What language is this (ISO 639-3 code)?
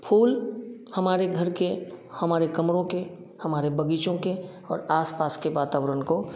hin